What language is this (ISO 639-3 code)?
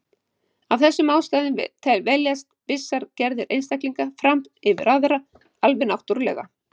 isl